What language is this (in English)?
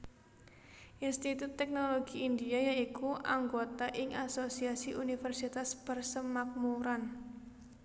Javanese